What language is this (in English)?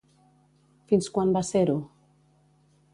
Catalan